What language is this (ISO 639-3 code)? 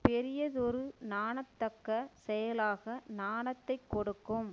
tam